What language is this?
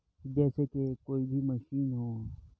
Urdu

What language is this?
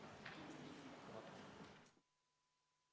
Estonian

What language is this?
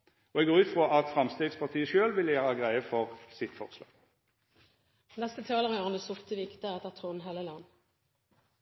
Norwegian Nynorsk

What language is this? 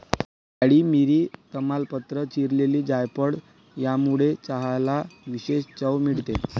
Marathi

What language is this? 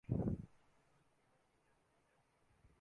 Marathi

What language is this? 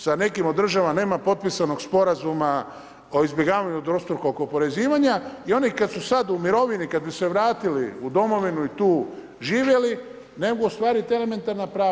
Croatian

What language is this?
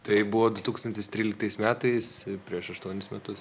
Lithuanian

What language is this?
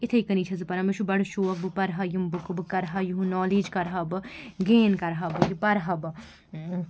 Kashmiri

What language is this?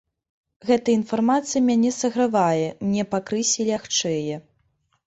Belarusian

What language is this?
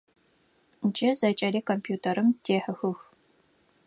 Adyghe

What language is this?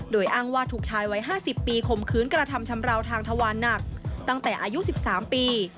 Thai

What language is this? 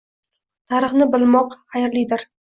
Uzbek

